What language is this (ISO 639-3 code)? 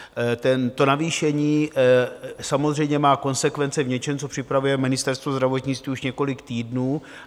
ces